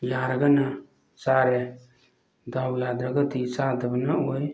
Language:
Manipuri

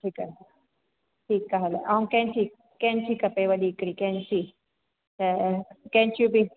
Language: Sindhi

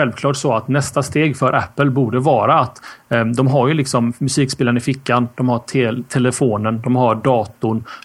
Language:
Swedish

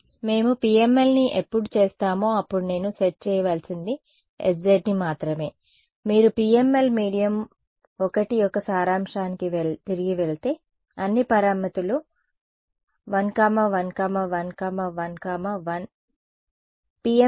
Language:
Telugu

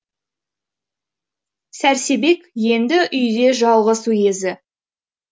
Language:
Kazakh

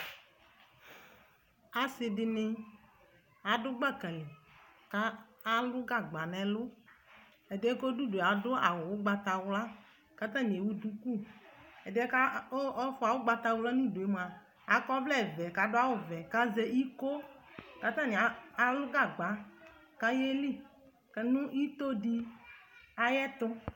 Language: Ikposo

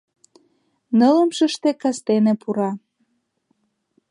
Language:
Mari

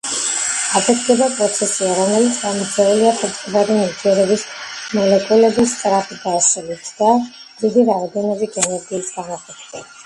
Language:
Georgian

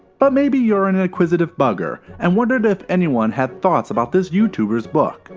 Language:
English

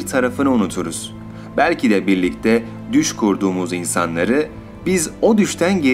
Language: Turkish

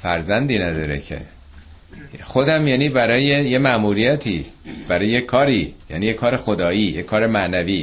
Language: Persian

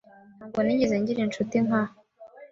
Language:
Kinyarwanda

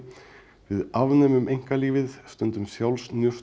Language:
Icelandic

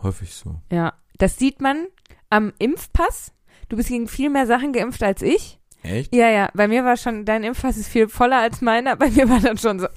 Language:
German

